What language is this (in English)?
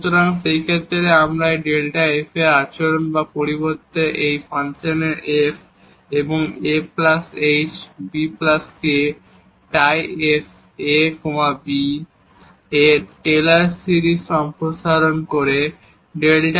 Bangla